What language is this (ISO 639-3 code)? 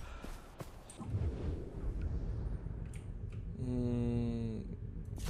por